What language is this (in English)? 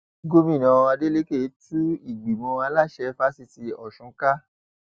Yoruba